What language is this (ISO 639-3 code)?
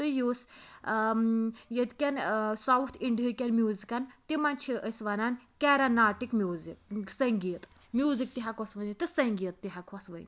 kas